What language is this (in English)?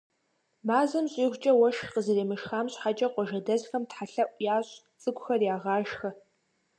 Kabardian